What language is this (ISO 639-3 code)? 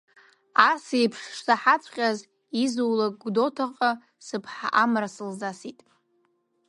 abk